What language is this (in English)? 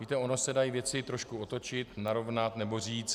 Czech